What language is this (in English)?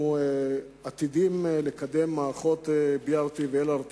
Hebrew